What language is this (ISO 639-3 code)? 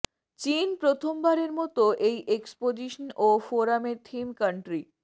ben